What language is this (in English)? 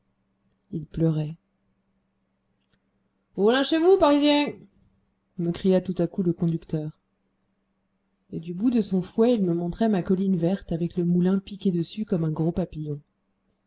French